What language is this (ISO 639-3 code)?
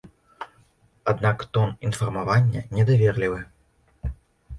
bel